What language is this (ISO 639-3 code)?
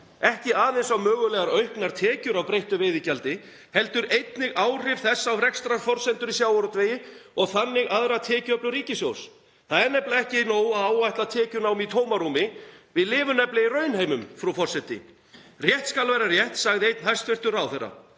isl